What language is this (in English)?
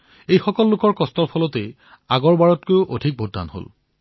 Assamese